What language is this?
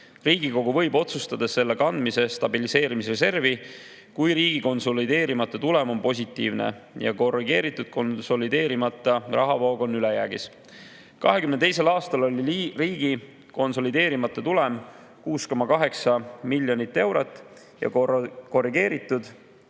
Estonian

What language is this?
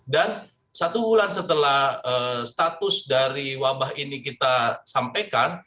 Indonesian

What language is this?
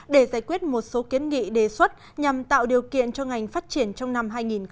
Vietnamese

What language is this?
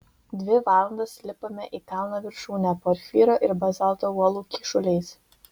Lithuanian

